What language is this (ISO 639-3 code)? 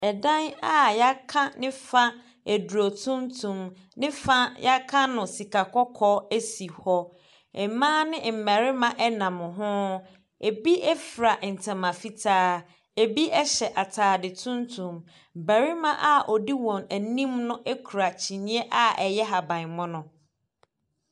aka